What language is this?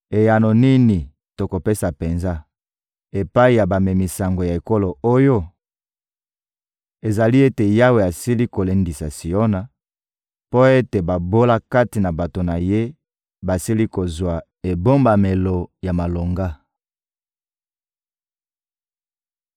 Lingala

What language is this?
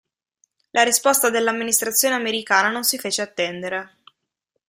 Italian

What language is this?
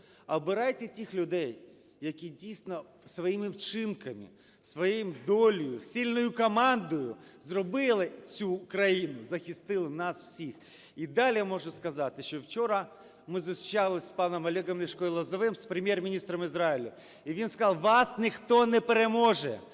Ukrainian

